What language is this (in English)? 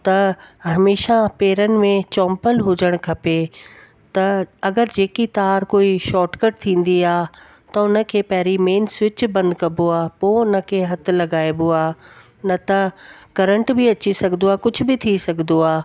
Sindhi